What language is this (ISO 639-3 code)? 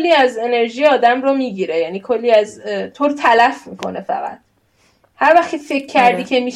fas